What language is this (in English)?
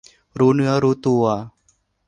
Thai